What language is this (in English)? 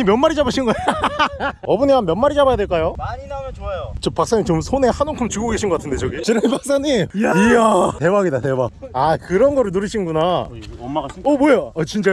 Korean